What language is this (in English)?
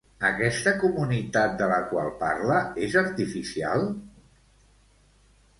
Catalan